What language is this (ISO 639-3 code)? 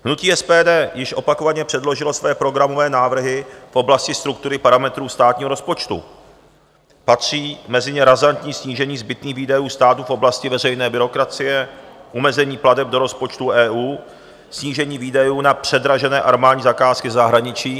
ces